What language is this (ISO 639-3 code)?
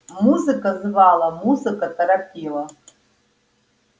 rus